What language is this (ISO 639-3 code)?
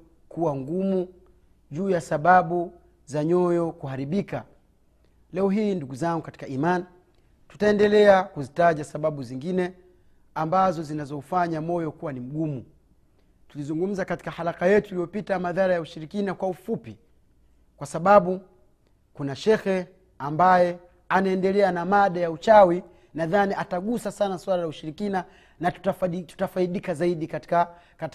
swa